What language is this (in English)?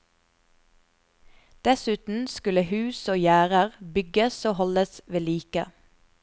Norwegian